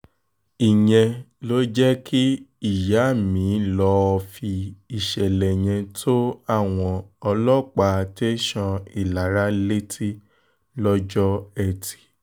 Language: Yoruba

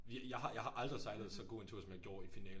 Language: Danish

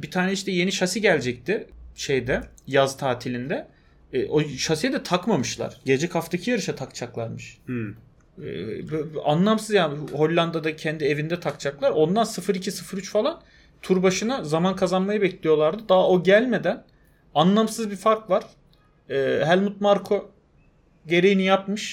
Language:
Turkish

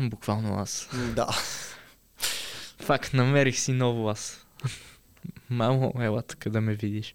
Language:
Bulgarian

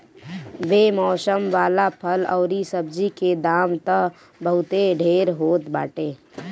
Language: Bhojpuri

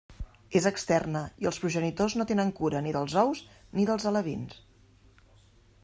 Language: Catalan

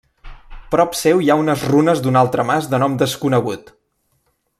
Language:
Catalan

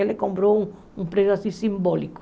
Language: Portuguese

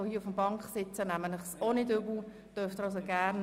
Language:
Swiss German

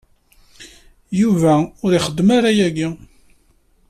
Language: Kabyle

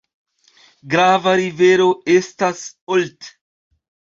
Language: Esperanto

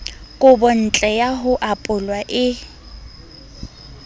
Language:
Southern Sotho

